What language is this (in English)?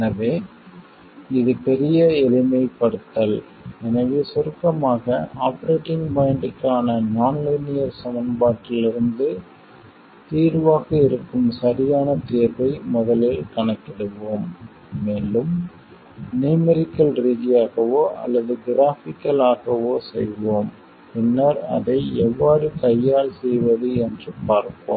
Tamil